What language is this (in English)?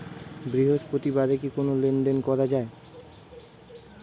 Bangla